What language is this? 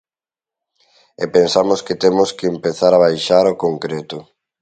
Galician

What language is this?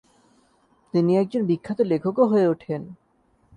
Bangla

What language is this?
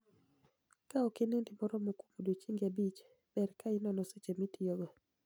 Luo (Kenya and Tanzania)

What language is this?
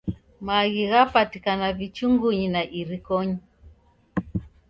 Taita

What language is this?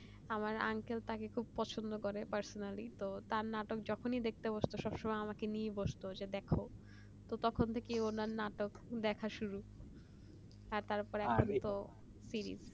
Bangla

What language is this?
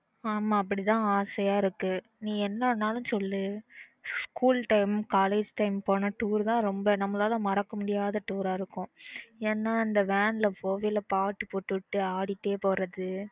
Tamil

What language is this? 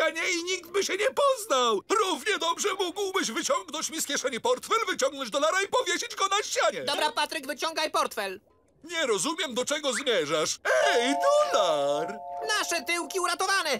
Polish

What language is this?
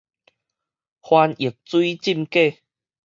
Min Nan Chinese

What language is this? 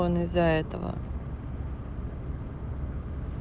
Russian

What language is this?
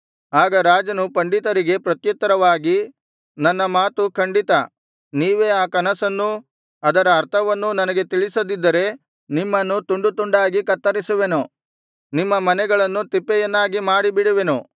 Kannada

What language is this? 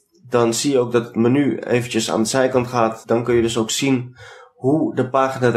Dutch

